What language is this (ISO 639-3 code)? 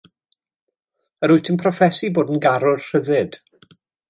cym